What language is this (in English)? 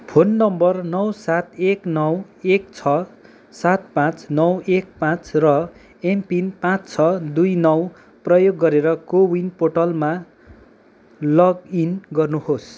Nepali